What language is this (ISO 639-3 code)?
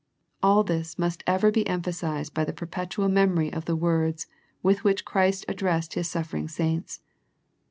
eng